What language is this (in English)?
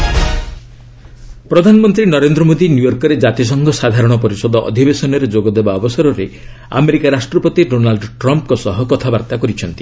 Odia